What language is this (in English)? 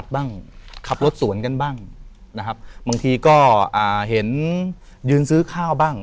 Thai